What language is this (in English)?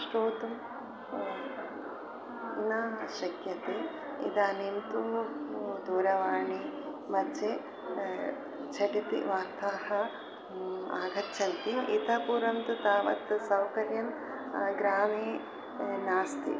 Sanskrit